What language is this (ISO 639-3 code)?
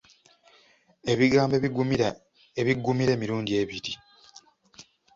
lug